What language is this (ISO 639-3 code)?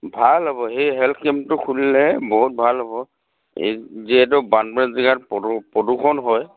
asm